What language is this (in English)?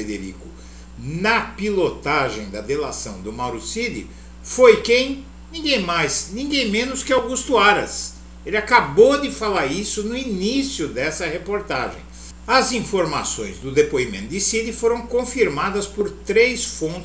Portuguese